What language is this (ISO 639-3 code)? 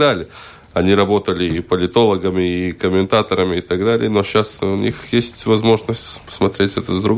rus